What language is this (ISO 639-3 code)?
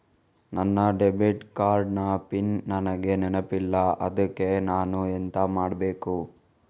kan